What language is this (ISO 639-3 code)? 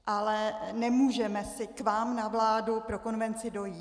ces